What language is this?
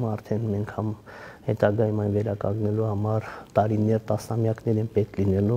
Romanian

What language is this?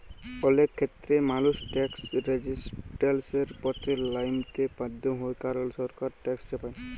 Bangla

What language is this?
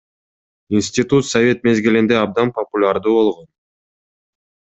Kyrgyz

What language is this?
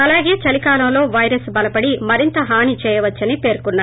Telugu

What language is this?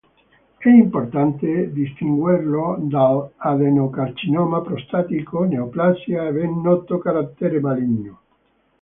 Italian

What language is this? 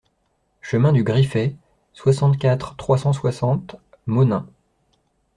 French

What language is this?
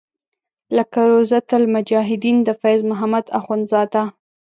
Pashto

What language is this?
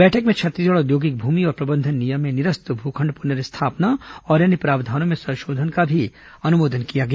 Hindi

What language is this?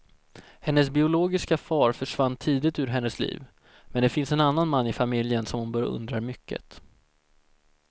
Swedish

